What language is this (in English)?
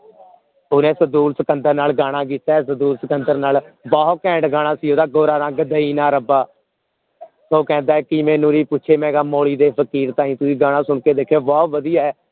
Punjabi